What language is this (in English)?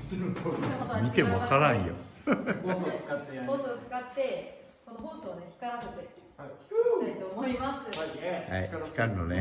Japanese